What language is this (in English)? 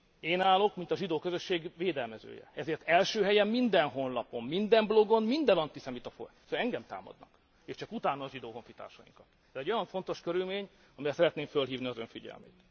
Hungarian